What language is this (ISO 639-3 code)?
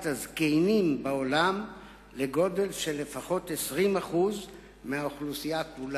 heb